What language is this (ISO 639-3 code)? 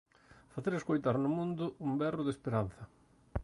glg